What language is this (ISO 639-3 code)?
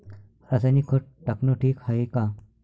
mar